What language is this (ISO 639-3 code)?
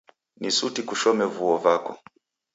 dav